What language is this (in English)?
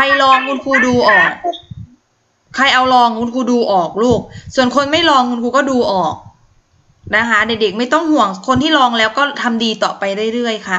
Thai